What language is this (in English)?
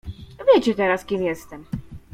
Polish